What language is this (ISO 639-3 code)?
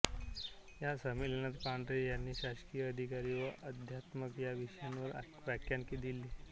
mar